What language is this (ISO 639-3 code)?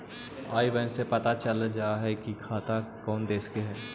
mag